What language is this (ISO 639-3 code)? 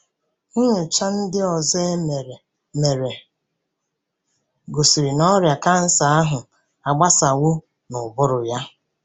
ibo